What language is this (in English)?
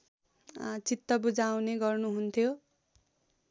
Nepali